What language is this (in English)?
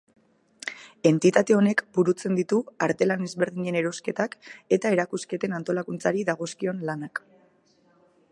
Basque